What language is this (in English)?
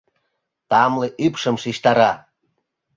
Mari